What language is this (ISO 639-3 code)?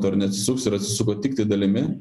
lit